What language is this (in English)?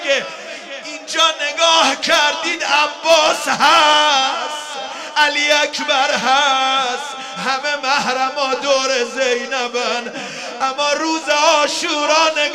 Persian